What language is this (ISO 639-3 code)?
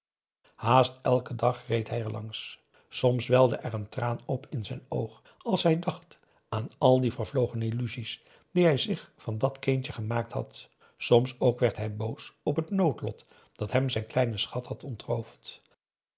nld